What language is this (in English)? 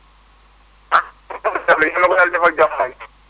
Wolof